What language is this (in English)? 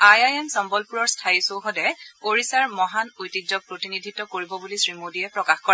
Assamese